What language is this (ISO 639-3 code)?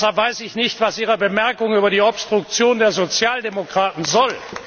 deu